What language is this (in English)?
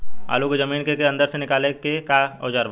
Bhojpuri